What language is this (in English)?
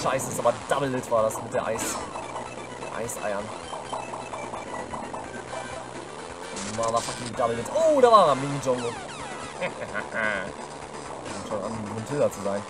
German